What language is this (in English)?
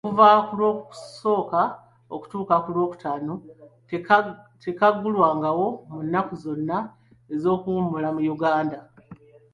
Ganda